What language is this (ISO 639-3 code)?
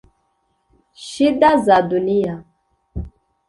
kin